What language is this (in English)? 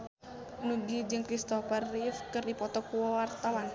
Sundanese